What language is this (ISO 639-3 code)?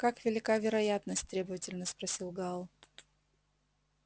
rus